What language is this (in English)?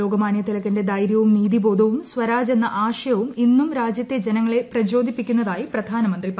Malayalam